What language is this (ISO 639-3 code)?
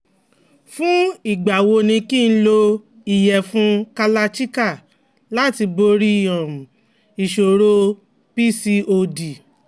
yor